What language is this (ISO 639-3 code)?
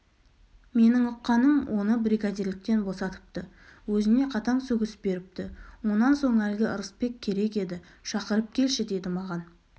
kaz